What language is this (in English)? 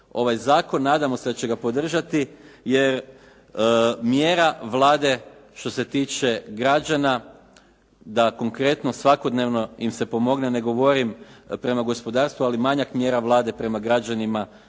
Croatian